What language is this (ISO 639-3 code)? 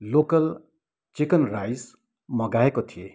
nep